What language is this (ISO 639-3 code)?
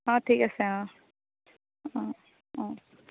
asm